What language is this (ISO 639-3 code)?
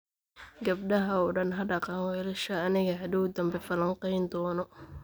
som